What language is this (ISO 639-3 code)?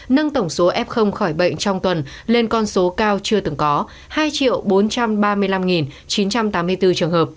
vie